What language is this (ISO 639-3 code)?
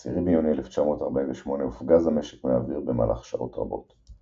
heb